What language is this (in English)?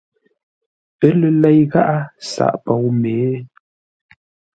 Ngombale